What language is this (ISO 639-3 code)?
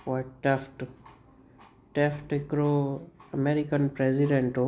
snd